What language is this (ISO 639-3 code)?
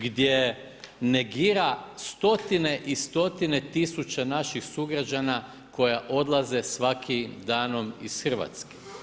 hrv